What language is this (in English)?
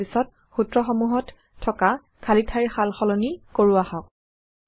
Assamese